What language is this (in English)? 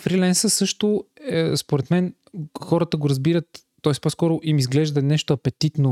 Bulgarian